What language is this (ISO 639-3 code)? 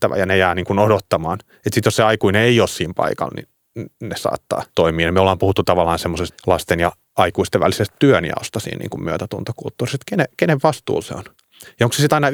fin